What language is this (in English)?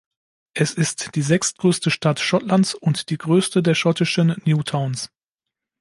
German